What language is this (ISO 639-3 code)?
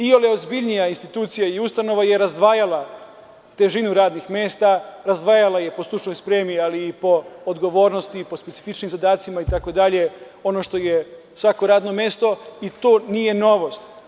srp